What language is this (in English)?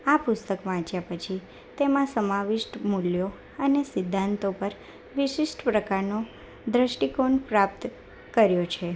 Gujarati